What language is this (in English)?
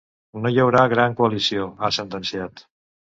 Catalan